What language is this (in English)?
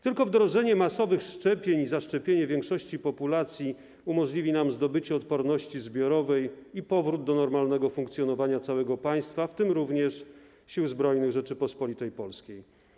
Polish